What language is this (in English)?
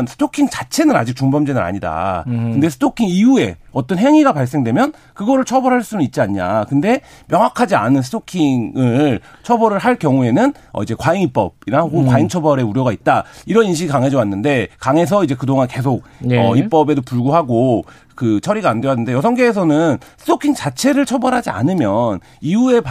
Korean